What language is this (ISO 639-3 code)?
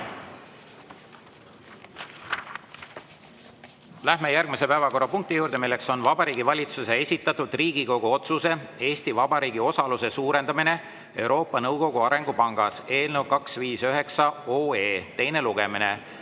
est